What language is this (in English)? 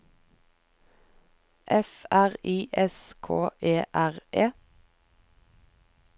Norwegian